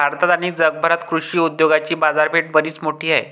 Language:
Marathi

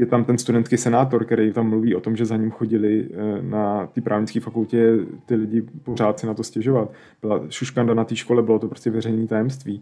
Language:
Czech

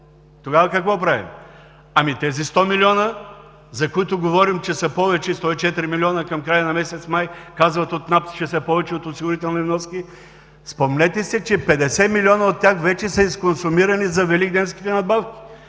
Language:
Bulgarian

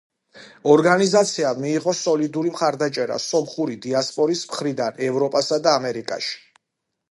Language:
Georgian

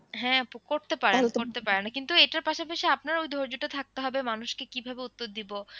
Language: Bangla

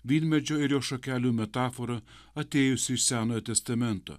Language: Lithuanian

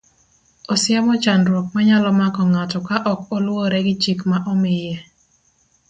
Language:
Luo (Kenya and Tanzania)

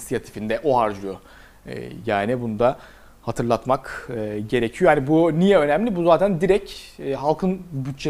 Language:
Turkish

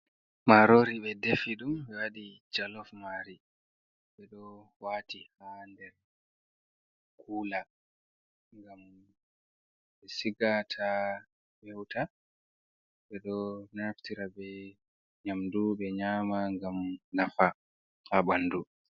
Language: Fula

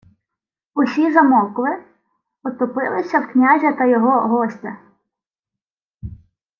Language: Ukrainian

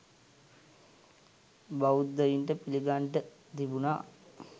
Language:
Sinhala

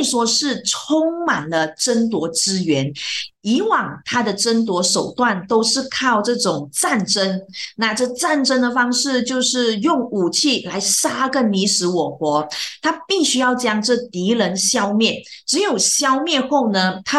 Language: Chinese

